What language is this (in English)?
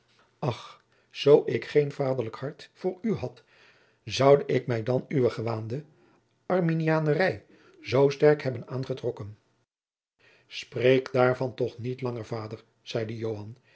Dutch